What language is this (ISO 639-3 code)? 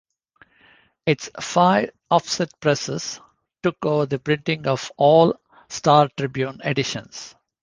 eng